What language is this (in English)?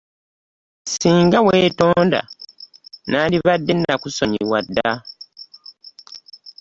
Ganda